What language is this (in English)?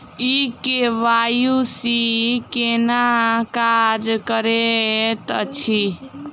Maithili